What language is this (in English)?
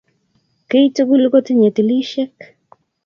Kalenjin